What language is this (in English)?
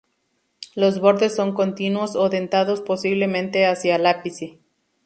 Spanish